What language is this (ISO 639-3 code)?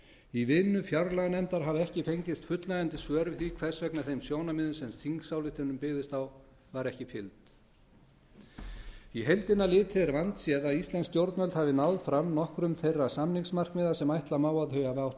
isl